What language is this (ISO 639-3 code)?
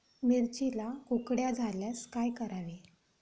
mar